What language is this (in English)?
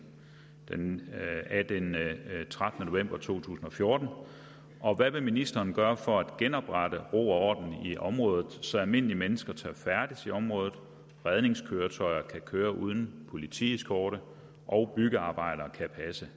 Danish